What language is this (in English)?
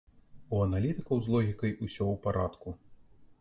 Belarusian